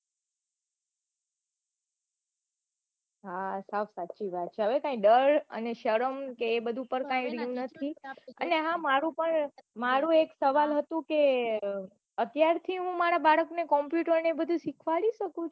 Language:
Gujarati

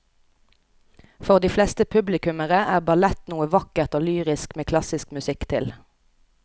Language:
Norwegian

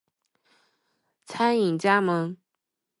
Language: Chinese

